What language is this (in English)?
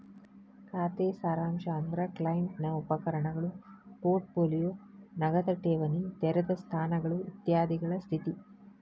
Kannada